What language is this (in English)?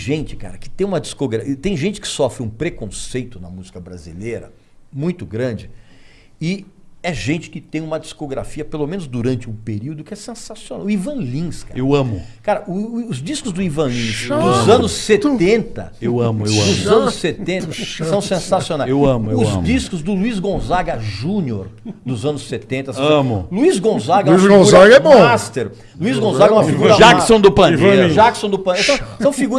Portuguese